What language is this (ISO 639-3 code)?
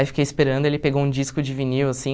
por